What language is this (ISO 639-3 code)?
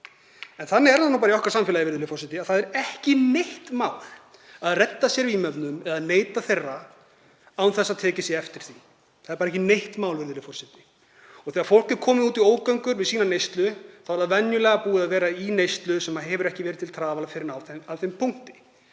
isl